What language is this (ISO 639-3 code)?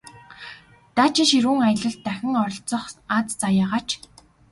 mon